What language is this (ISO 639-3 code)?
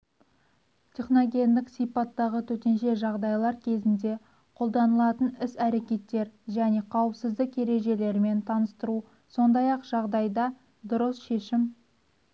kaz